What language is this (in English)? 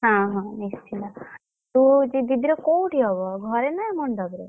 Odia